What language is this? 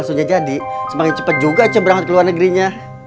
Indonesian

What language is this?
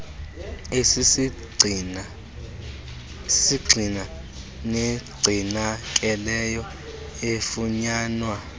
Xhosa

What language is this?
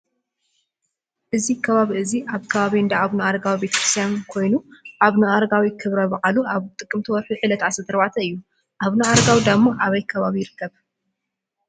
Tigrinya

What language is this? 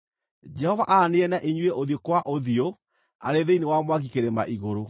Kikuyu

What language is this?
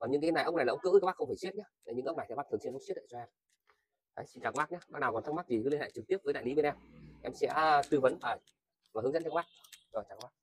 Vietnamese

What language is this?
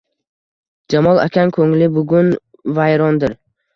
Uzbek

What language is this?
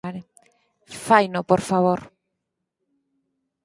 Galician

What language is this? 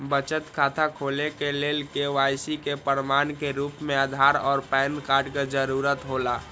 Maithili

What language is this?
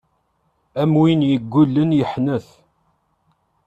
Kabyle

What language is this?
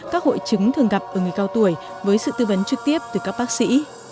Vietnamese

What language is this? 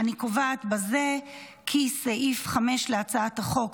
Hebrew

